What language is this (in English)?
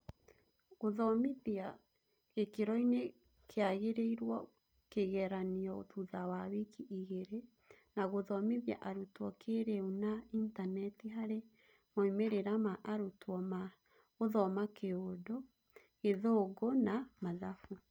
Kikuyu